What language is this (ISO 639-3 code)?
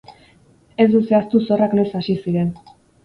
eus